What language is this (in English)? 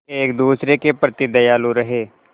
Hindi